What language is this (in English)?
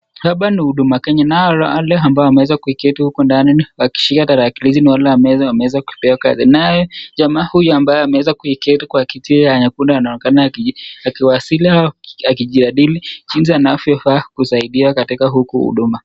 Swahili